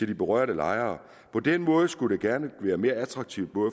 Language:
Danish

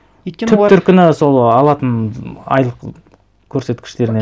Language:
Kazakh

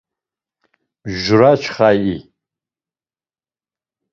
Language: Laz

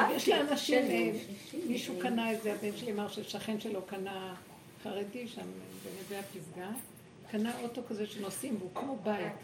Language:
Hebrew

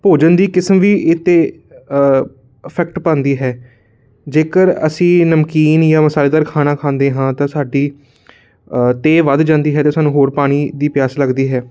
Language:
Punjabi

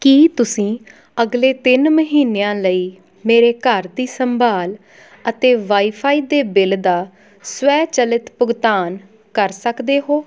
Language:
Punjabi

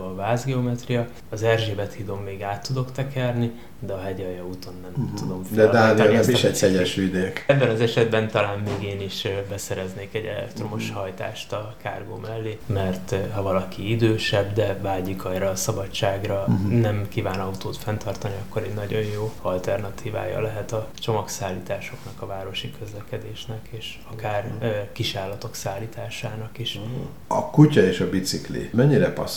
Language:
Hungarian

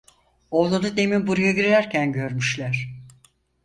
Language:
Turkish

